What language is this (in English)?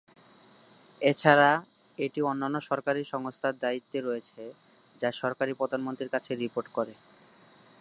Bangla